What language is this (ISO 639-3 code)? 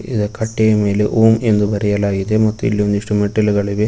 kan